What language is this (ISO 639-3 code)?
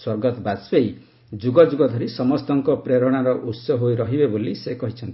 ori